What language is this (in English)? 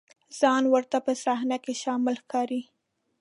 Pashto